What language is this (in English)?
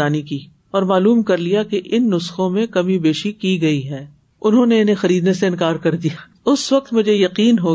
Urdu